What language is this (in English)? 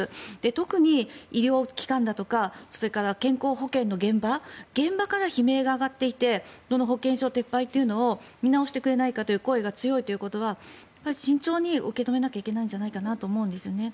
Japanese